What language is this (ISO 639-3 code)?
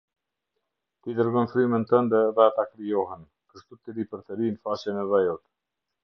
sqi